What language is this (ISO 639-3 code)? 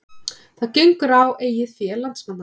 isl